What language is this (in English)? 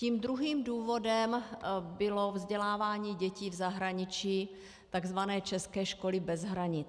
Czech